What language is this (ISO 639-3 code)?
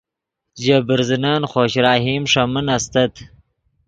ydg